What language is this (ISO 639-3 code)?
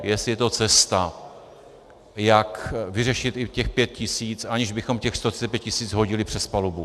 ces